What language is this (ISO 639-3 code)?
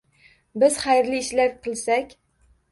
uzb